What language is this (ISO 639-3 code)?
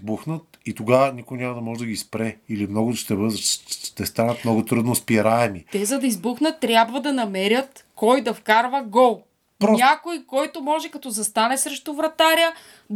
bul